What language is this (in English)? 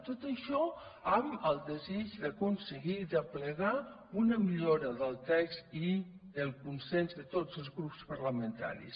Catalan